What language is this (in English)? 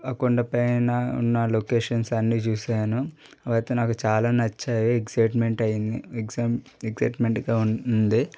Telugu